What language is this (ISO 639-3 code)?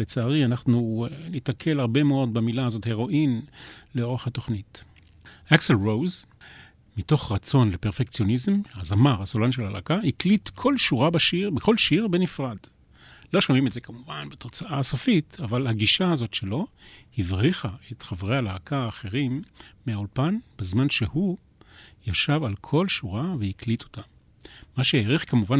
heb